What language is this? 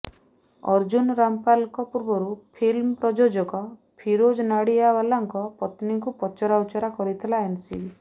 Odia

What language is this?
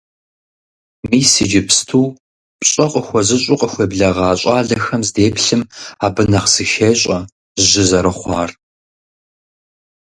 Kabardian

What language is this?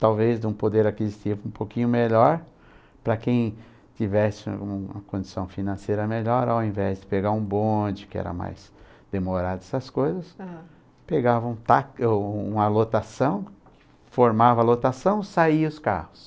Portuguese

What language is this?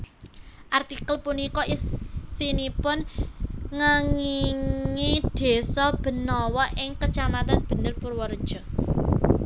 Javanese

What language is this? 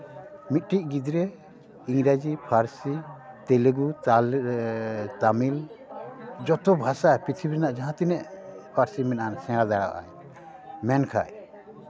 Santali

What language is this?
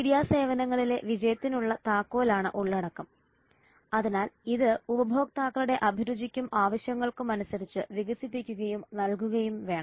Malayalam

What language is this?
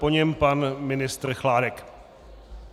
Czech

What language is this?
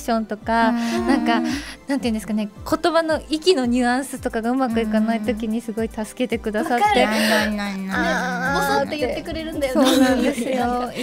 Japanese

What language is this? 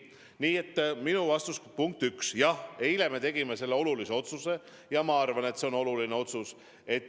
Estonian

